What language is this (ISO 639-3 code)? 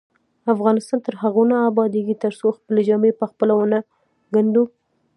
pus